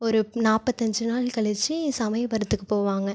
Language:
Tamil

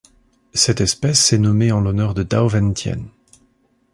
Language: French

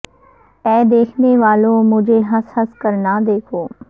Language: Urdu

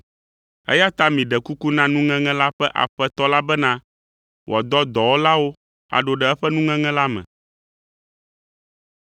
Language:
Ewe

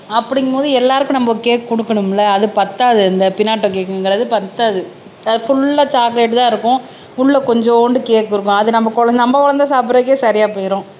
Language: Tamil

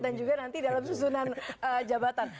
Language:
Indonesian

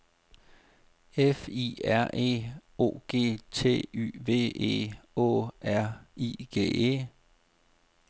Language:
Danish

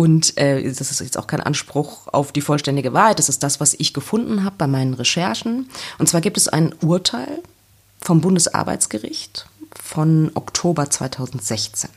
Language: German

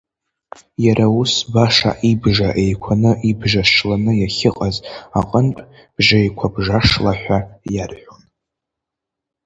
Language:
Abkhazian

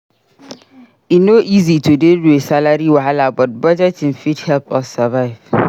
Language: Nigerian Pidgin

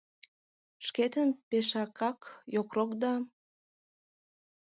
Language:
Mari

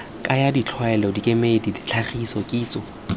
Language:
Tswana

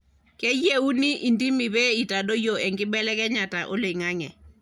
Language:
Masai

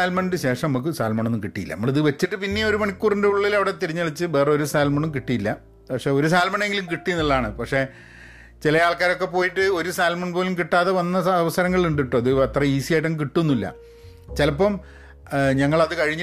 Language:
Malayalam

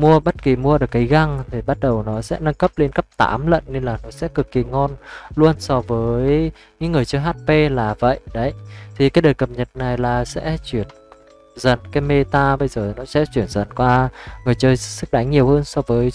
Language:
Vietnamese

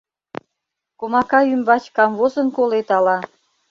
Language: Mari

